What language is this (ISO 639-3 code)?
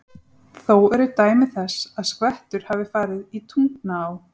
isl